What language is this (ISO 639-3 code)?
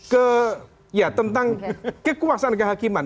ind